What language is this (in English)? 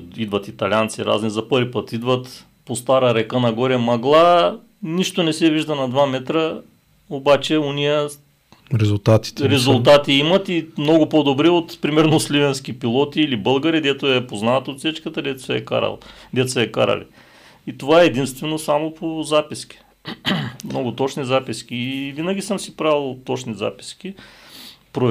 Bulgarian